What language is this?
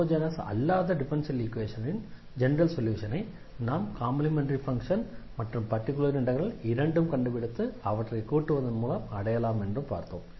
Tamil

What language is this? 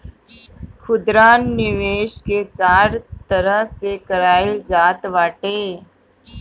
Bhojpuri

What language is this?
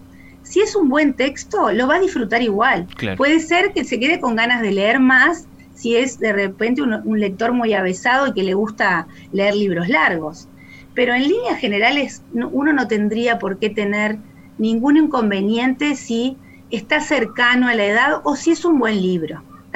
Spanish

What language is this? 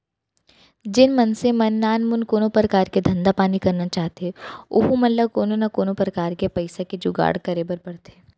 Chhattisgarhi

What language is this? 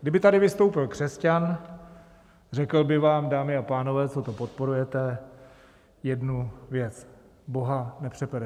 Czech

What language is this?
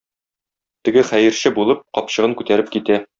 Tatar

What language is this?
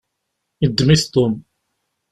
Kabyle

